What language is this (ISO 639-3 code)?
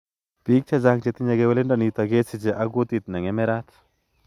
kln